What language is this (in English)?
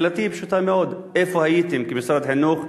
Hebrew